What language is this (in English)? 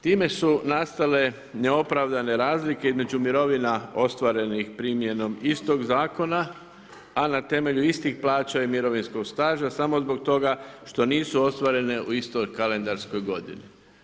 Croatian